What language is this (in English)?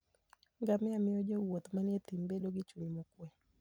Luo (Kenya and Tanzania)